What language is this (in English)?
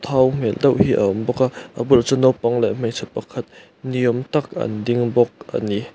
Mizo